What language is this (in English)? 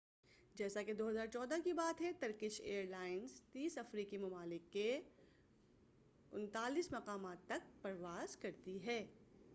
Urdu